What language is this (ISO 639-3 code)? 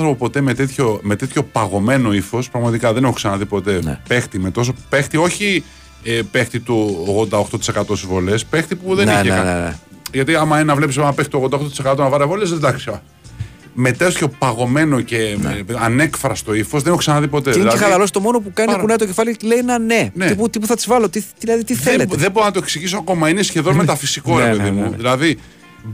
ell